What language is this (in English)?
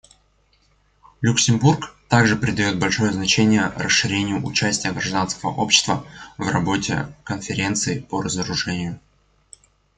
Russian